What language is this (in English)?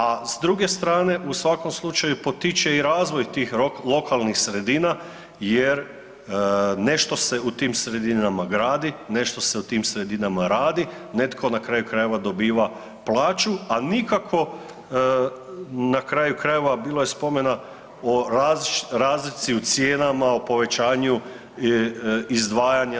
Croatian